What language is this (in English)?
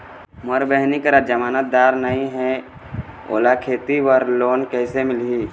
Chhattisgarhi